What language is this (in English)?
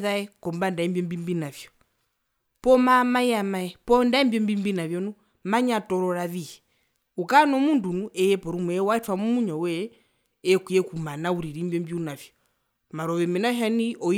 Herero